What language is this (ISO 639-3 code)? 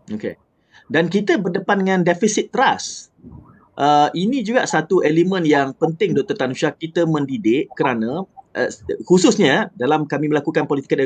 msa